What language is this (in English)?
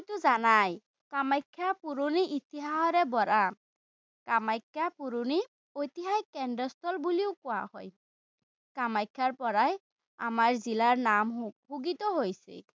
Assamese